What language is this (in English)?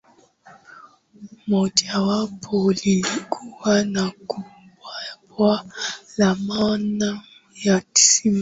Swahili